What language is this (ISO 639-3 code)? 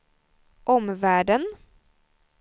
swe